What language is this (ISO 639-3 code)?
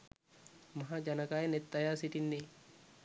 sin